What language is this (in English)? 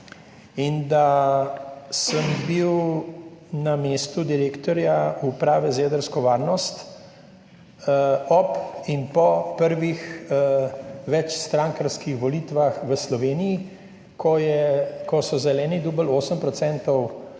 Slovenian